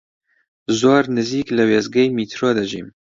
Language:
Central Kurdish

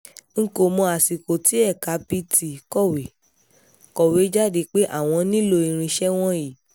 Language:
Yoruba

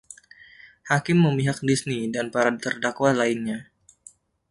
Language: Indonesian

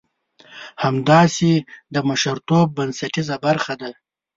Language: Pashto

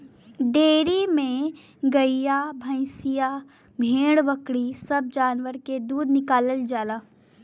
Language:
Bhojpuri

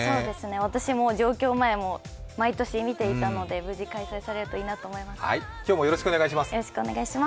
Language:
Japanese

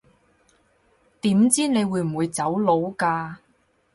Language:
Cantonese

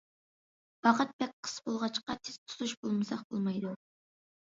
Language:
Uyghur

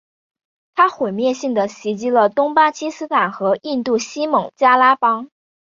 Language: Chinese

